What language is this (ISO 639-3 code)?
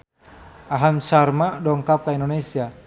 sun